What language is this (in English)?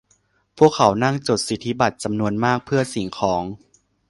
Thai